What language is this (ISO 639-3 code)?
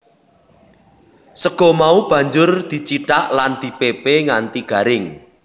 jav